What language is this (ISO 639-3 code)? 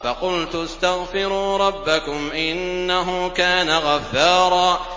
ara